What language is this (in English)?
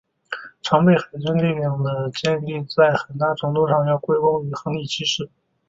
Chinese